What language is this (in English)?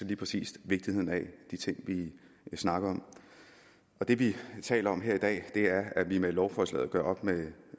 Danish